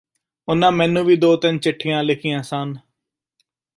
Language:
Punjabi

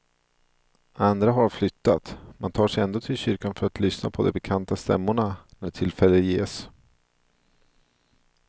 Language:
Swedish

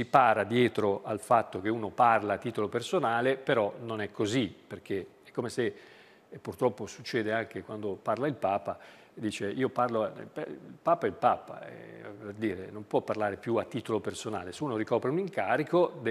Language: Italian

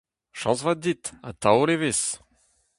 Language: Breton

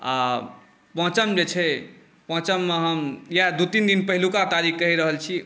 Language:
Maithili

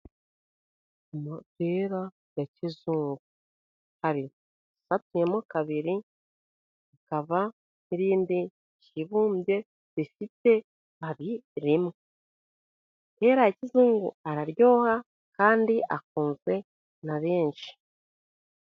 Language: Kinyarwanda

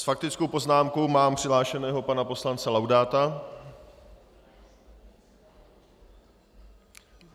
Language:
Czech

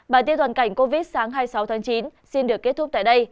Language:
Vietnamese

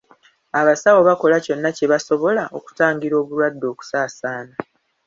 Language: Ganda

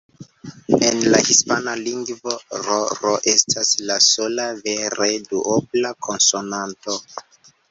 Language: Esperanto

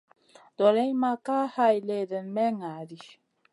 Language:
Masana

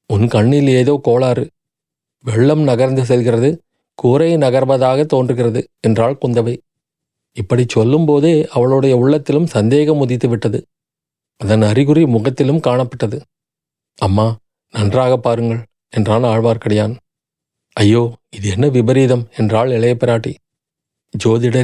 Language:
Tamil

